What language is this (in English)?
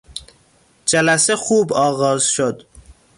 Persian